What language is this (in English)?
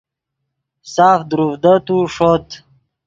Yidgha